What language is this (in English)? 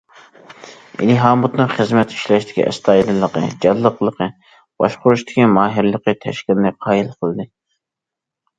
Uyghur